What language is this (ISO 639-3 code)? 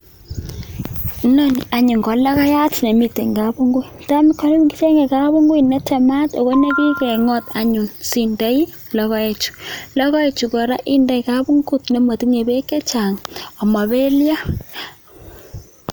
kln